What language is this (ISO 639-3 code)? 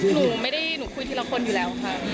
tha